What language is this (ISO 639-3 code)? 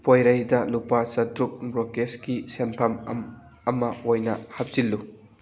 mni